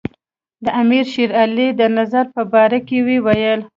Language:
Pashto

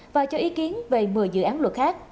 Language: Vietnamese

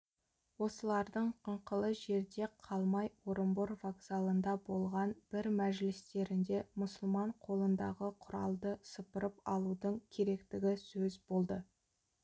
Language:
Kazakh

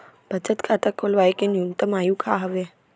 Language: Chhattisgarhi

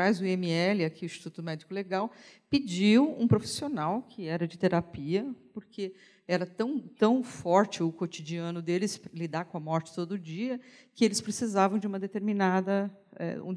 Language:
Portuguese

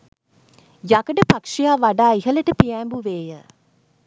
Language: Sinhala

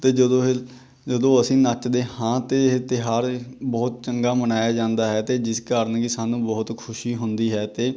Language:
Punjabi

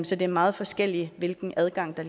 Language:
Danish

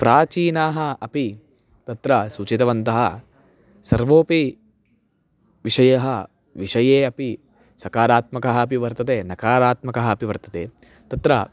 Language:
Sanskrit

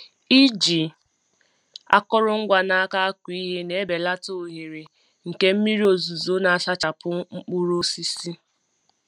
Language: Igbo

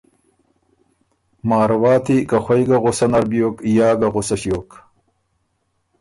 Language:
Ormuri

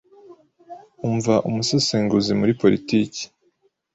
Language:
Kinyarwanda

